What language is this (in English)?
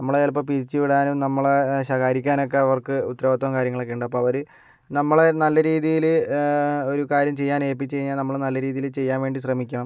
Malayalam